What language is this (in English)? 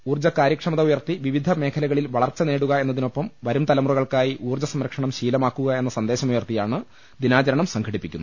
Malayalam